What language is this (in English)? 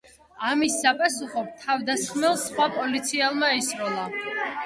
Georgian